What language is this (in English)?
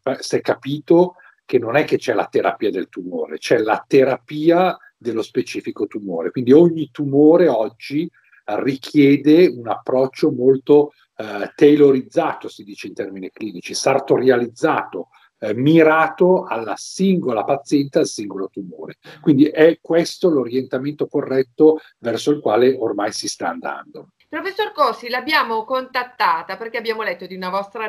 Italian